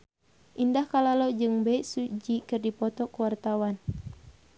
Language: Sundanese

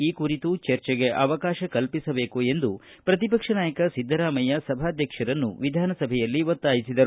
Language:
Kannada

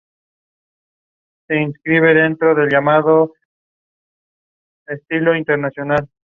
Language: Spanish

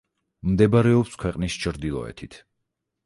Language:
Georgian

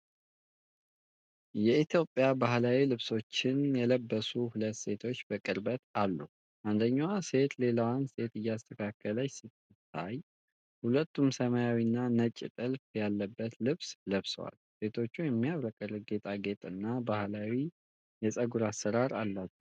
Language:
Amharic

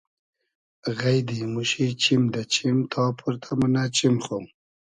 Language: Hazaragi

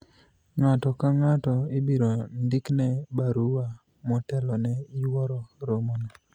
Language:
Luo (Kenya and Tanzania)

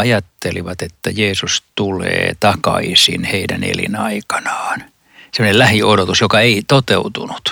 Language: Finnish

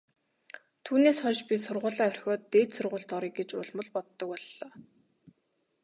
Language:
Mongolian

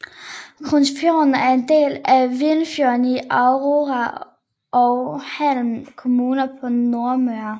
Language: Danish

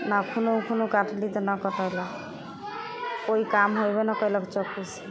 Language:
Maithili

